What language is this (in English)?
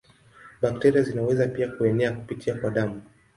Swahili